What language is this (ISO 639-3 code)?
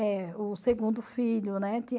por